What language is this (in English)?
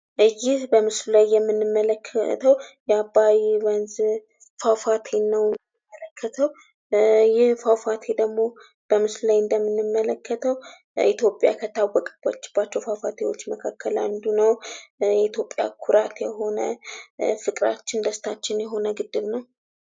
Amharic